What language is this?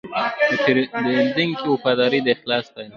Pashto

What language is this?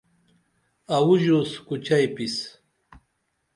Dameli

